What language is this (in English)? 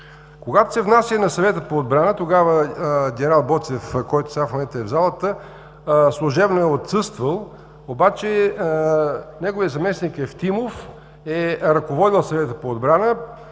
Bulgarian